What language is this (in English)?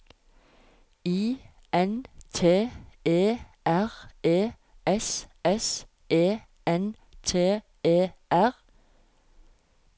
Norwegian